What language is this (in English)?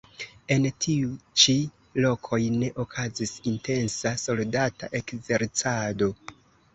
Esperanto